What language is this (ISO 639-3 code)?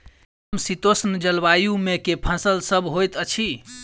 mai